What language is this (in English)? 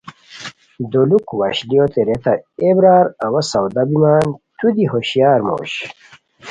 Khowar